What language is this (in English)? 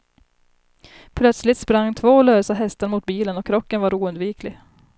Swedish